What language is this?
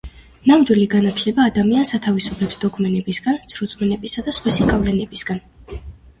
Georgian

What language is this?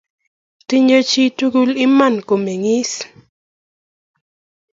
Kalenjin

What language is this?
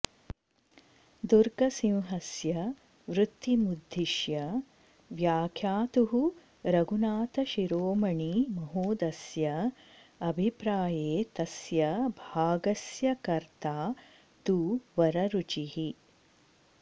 Sanskrit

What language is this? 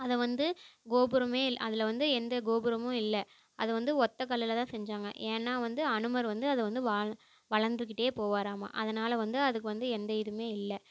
Tamil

